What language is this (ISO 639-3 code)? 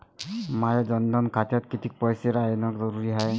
mar